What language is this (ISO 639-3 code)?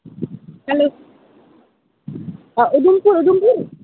doi